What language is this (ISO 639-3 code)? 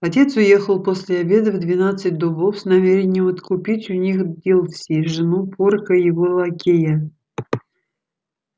rus